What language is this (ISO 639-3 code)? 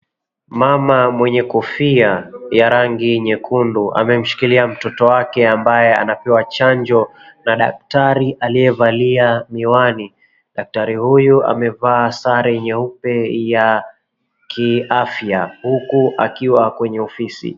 swa